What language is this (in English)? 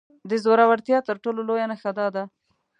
Pashto